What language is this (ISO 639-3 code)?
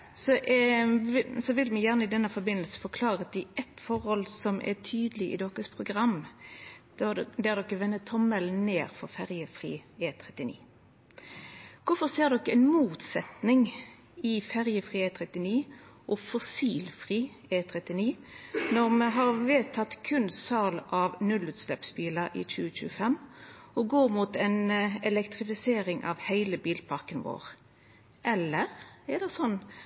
nno